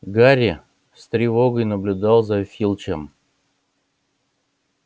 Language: Russian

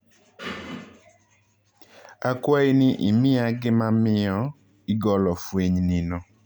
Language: Luo (Kenya and Tanzania)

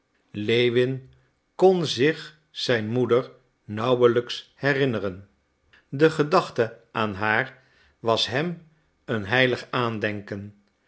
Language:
Dutch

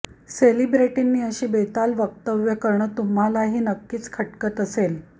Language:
Marathi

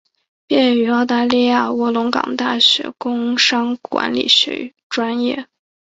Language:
Chinese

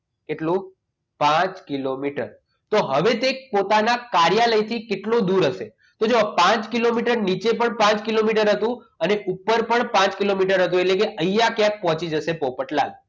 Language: Gujarati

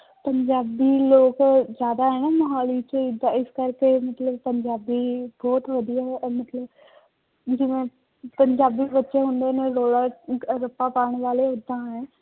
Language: Punjabi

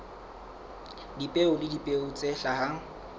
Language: Southern Sotho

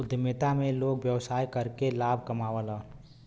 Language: Bhojpuri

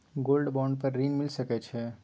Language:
Maithili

